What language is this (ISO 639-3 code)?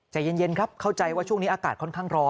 tha